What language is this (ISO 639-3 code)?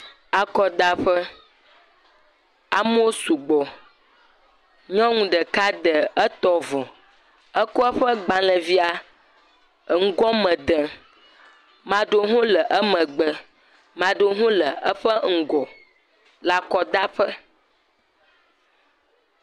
ewe